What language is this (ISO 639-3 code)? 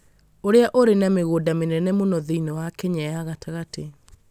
kik